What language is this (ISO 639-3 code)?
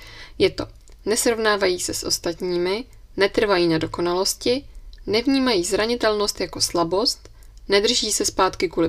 ces